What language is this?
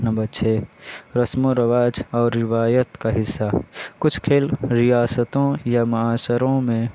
Urdu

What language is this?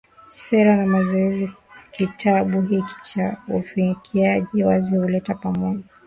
Swahili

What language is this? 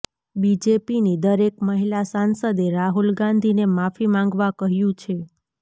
Gujarati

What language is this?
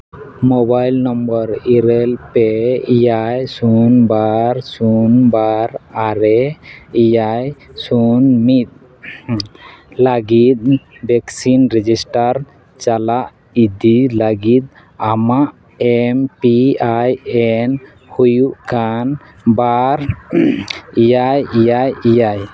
Santali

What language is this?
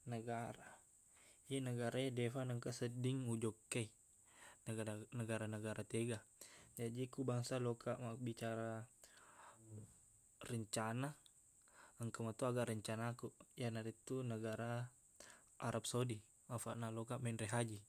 Buginese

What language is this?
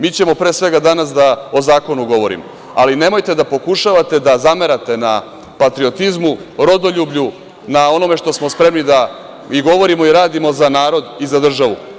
Serbian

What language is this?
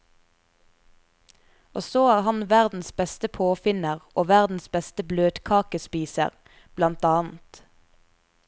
Norwegian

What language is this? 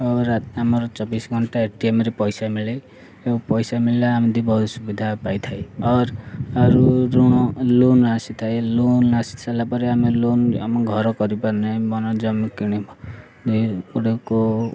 Odia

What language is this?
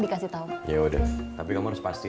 Indonesian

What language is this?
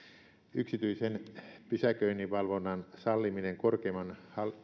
Finnish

